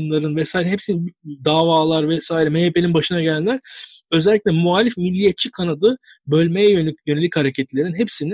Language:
Turkish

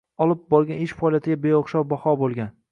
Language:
Uzbek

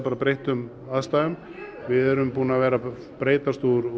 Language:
Icelandic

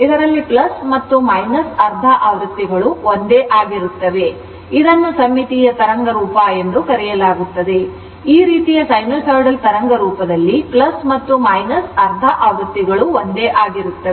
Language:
Kannada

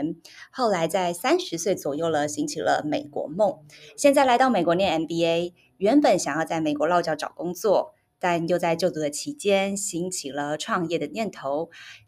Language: Chinese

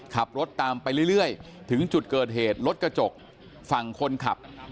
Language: Thai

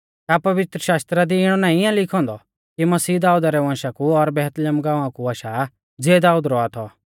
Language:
Mahasu Pahari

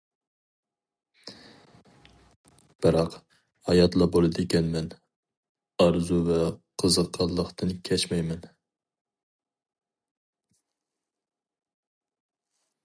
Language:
Uyghur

